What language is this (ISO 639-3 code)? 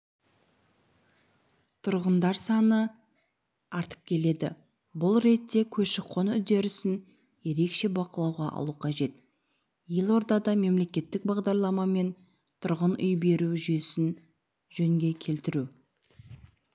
kaz